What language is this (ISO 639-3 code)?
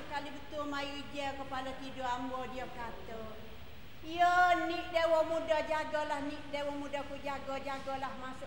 msa